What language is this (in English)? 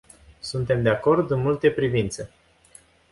Romanian